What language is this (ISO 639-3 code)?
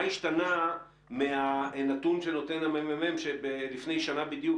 heb